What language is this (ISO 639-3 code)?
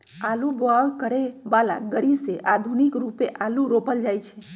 mag